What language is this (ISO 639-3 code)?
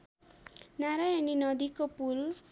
nep